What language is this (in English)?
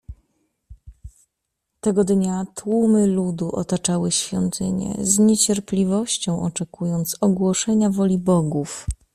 Polish